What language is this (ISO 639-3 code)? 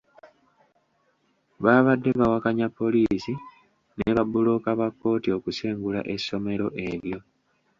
lug